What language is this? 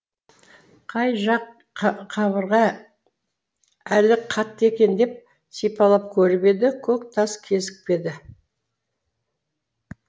Kazakh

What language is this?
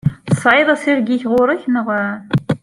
Kabyle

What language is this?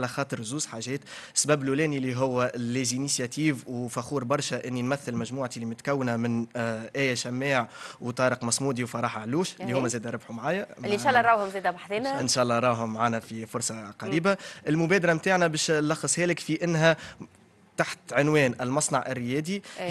Arabic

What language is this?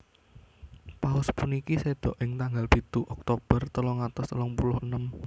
Javanese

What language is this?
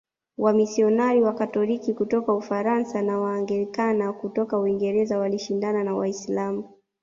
Swahili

